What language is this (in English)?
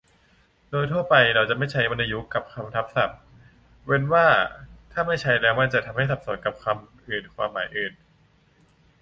Thai